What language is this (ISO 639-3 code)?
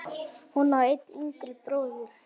isl